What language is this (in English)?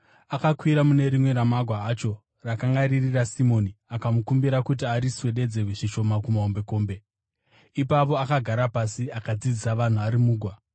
Shona